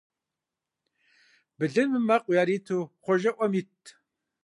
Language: Kabardian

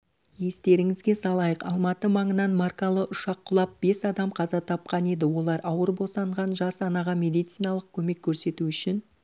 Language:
Kazakh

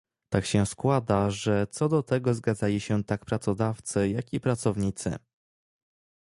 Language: Polish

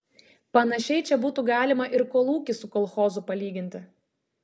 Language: Lithuanian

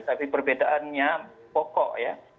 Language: Indonesian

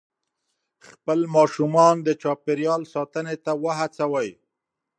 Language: Pashto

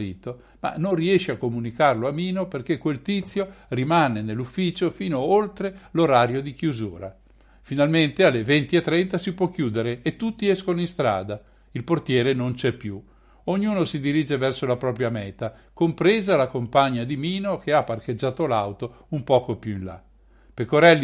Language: Italian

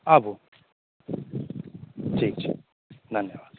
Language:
Maithili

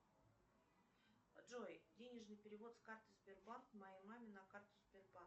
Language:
Russian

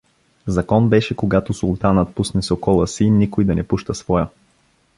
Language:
Bulgarian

